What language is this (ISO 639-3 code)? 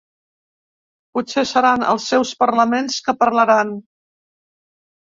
cat